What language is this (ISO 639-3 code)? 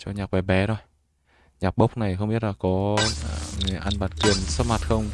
vie